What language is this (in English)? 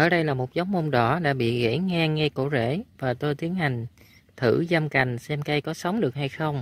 Vietnamese